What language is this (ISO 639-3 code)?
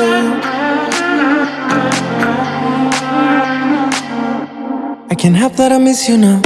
eng